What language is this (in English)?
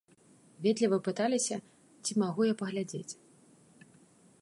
Belarusian